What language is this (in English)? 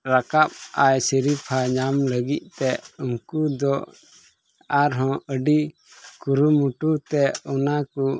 Santali